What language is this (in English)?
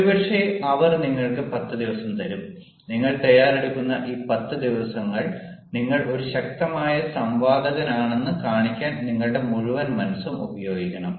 Malayalam